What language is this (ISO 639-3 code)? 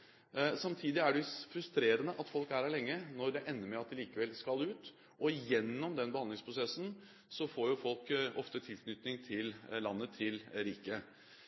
nob